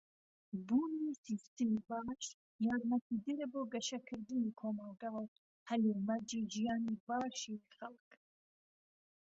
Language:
Central Kurdish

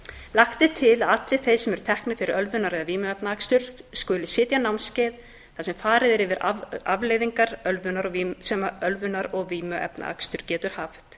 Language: Icelandic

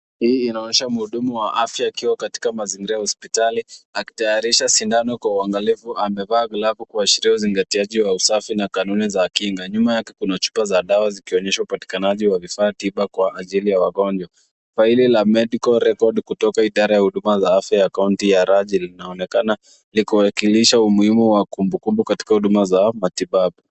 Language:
Swahili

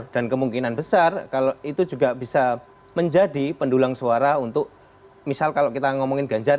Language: Indonesian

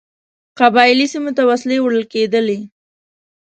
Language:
Pashto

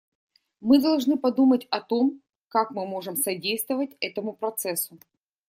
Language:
Russian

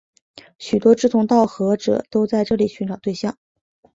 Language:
Chinese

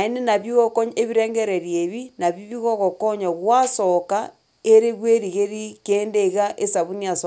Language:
Gusii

